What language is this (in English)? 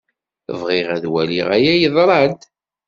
Kabyle